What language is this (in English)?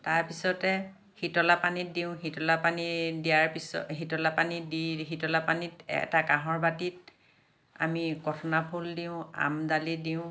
Assamese